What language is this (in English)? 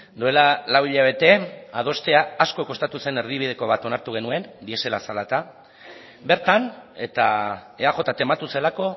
Basque